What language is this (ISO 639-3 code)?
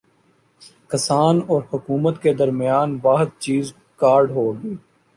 urd